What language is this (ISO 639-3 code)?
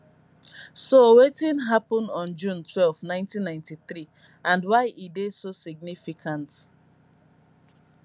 pcm